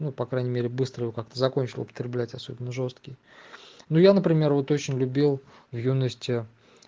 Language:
Russian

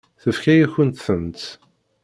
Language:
Kabyle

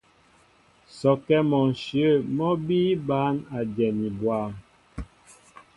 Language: Mbo (Cameroon)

